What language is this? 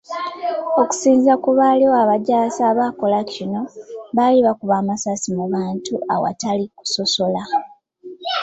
Ganda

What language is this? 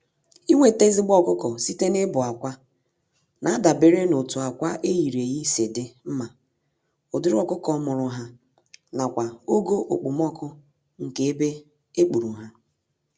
Igbo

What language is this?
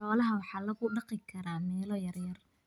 Somali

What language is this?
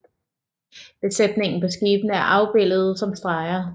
Danish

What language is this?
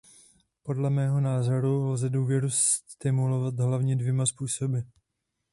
Czech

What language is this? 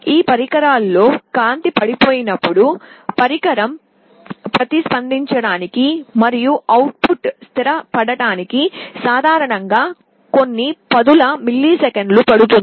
Telugu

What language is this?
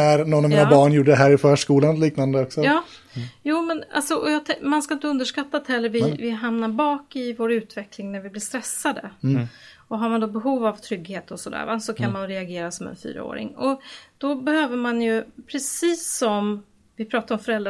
Swedish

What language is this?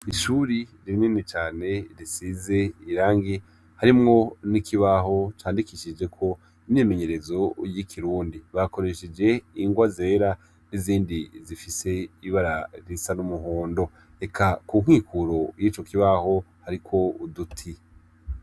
Rundi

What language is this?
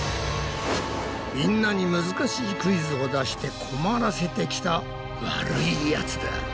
Japanese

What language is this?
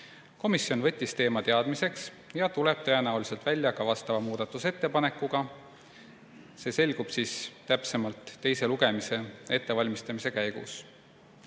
Estonian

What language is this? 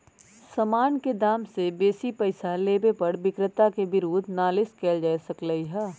Magahi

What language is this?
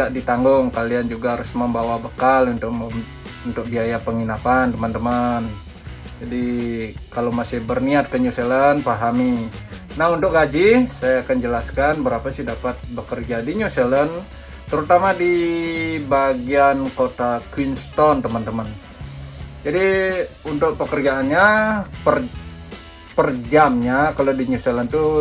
Indonesian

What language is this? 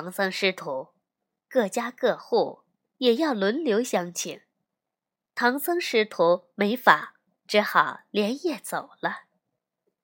Chinese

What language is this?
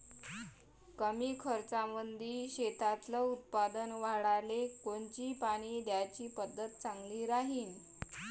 Marathi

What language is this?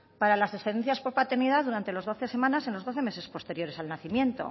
Spanish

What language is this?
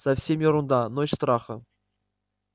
Russian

